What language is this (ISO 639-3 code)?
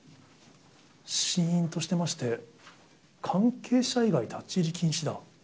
jpn